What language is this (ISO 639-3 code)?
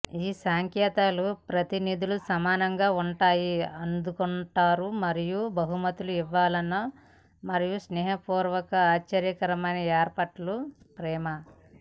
tel